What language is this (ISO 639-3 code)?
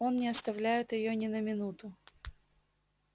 rus